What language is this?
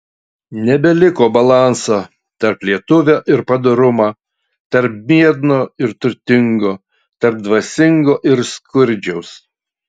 Lithuanian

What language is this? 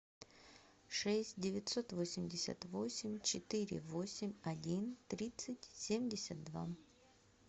Russian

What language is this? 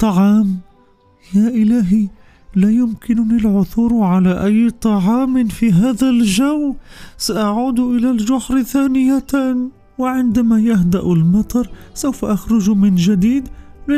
Arabic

